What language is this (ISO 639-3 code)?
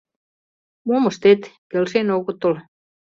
chm